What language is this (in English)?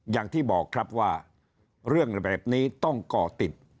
Thai